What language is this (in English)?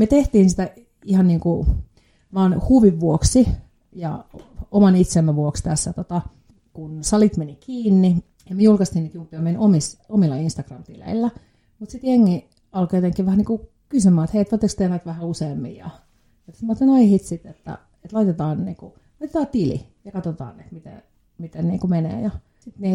Finnish